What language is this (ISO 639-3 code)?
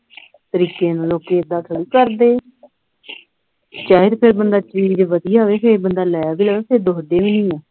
pan